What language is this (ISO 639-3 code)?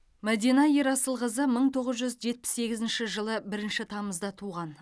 kaz